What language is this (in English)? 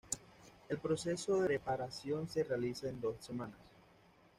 Spanish